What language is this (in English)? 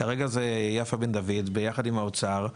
Hebrew